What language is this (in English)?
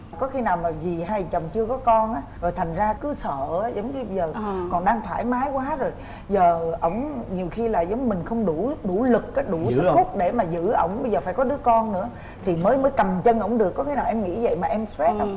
Vietnamese